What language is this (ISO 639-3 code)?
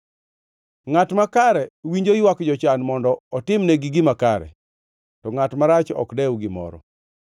luo